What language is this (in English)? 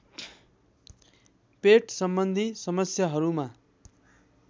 Nepali